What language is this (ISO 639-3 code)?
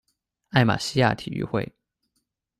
zho